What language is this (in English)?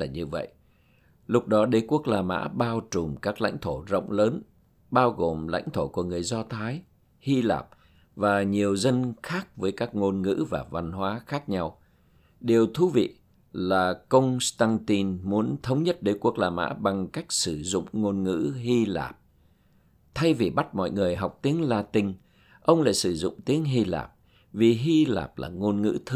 Vietnamese